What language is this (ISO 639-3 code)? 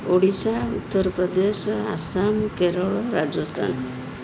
ori